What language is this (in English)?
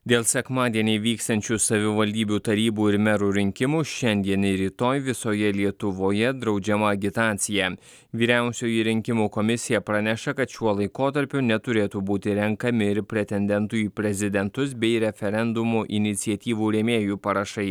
Lithuanian